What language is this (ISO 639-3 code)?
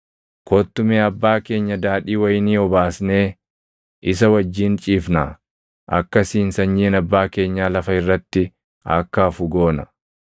orm